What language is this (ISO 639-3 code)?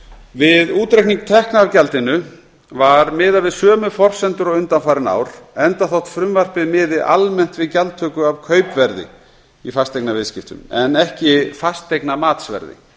isl